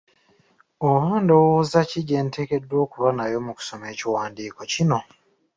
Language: Ganda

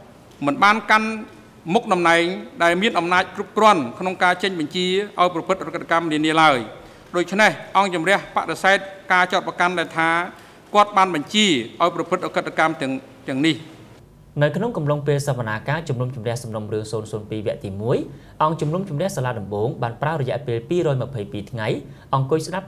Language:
Thai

